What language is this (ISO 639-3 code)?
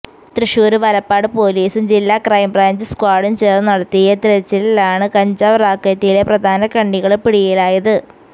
mal